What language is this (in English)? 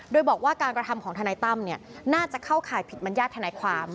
Thai